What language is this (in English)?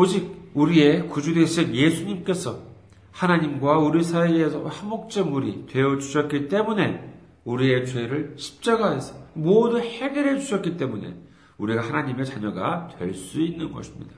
Korean